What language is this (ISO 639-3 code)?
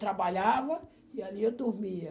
por